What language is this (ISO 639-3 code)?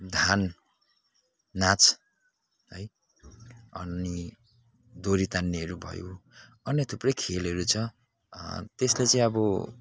nep